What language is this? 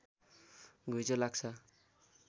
Nepali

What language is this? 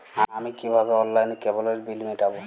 Bangla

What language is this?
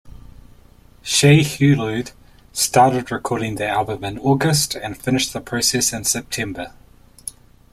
English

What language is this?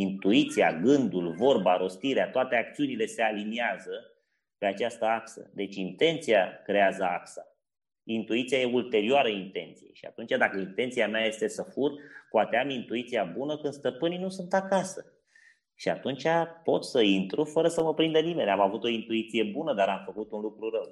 Romanian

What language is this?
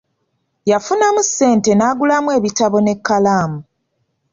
Ganda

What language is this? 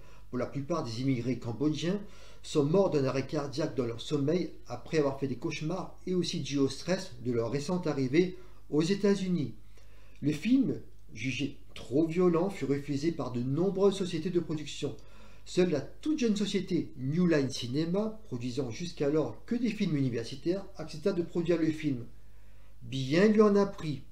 French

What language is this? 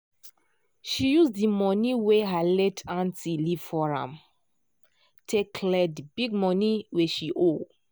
Nigerian Pidgin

